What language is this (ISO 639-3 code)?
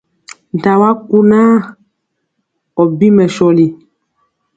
mcx